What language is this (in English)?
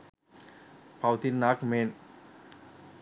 Sinhala